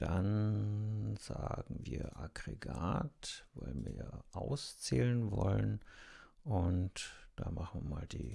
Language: German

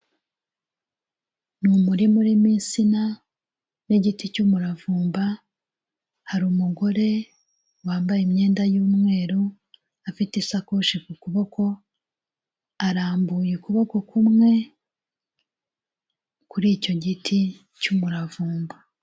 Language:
Kinyarwanda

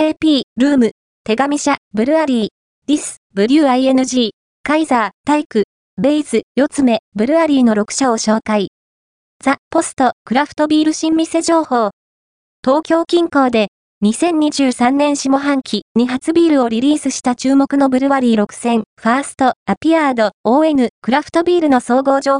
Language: Japanese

